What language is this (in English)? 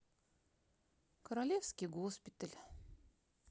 Russian